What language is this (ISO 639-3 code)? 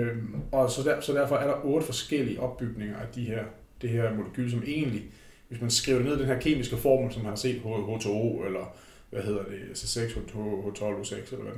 dan